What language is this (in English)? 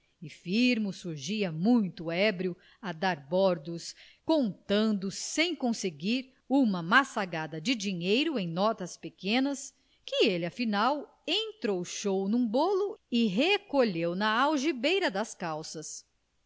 Portuguese